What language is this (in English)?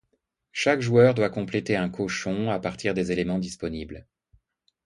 French